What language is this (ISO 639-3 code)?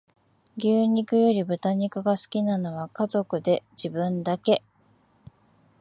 jpn